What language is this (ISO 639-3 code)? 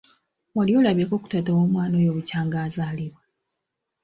lug